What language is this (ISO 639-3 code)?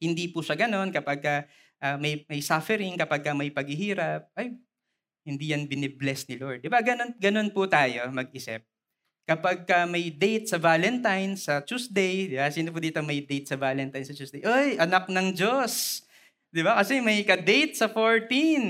fil